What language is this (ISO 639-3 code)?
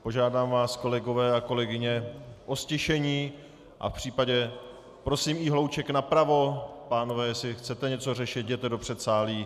ces